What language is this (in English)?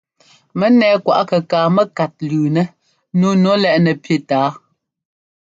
Ngomba